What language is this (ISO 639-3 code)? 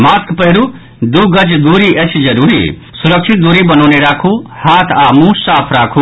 mai